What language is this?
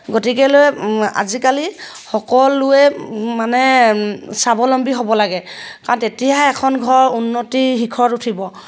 Assamese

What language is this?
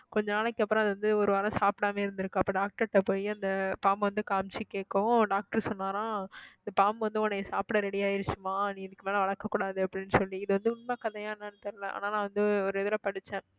Tamil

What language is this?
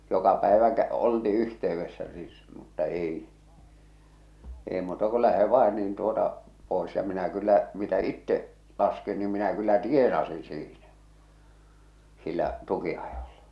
Finnish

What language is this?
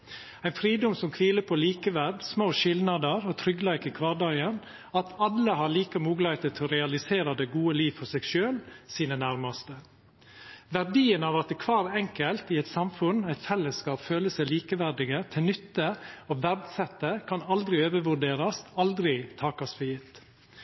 Norwegian Nynorsk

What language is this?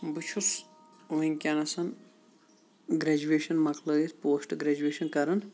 Kashmiri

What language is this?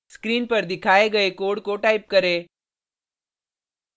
Hindi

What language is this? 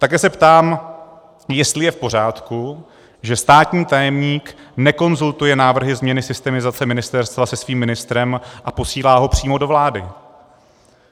Czech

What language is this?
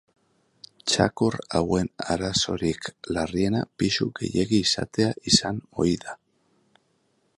Basque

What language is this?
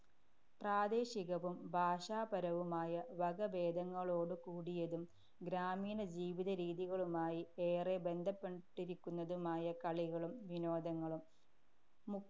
Malayalam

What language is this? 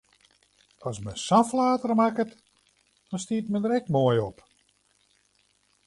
Western Frisian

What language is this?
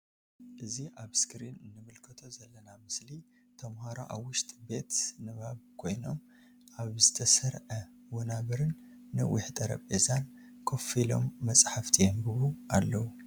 Tigrinya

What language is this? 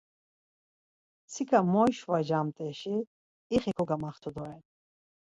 Laz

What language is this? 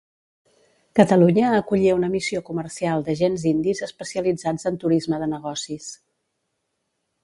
Catalan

